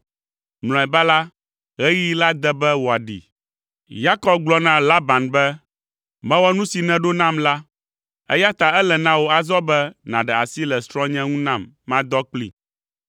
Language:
Ewe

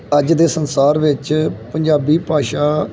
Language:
Punjabi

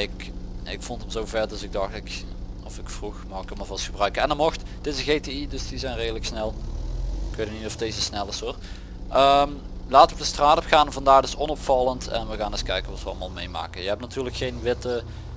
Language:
Dutch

